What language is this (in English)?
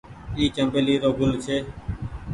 Goaria